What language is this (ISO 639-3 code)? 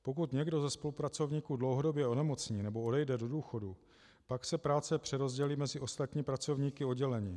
ces